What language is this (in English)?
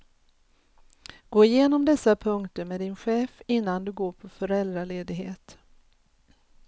Swedish